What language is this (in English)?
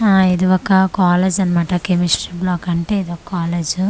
Telugu